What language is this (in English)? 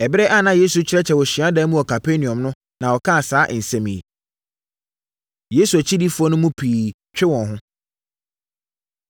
Akan